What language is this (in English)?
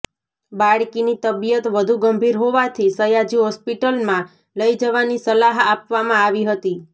Gujarati